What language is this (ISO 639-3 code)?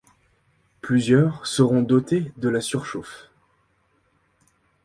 fra